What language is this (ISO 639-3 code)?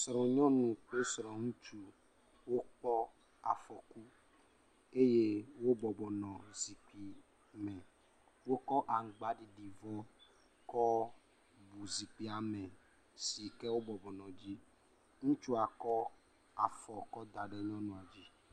ewe